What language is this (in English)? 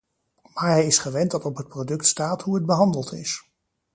Dutch